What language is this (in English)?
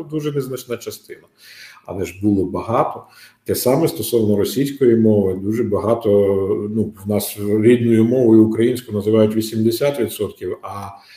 Ukrainian